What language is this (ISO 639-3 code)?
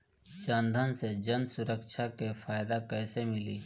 bho